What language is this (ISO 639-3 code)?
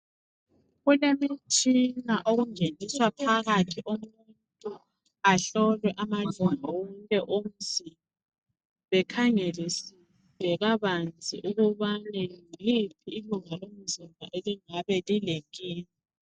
nde